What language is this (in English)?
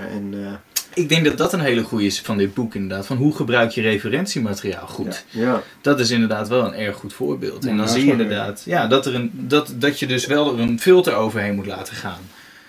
Dutch